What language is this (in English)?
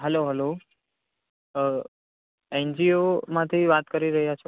Gujarati